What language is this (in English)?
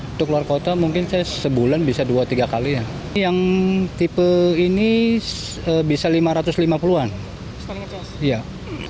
Indonesian